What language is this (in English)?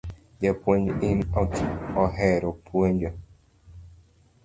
Luo (Kenya and Tanzania)